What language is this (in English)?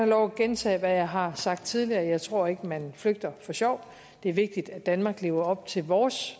Danish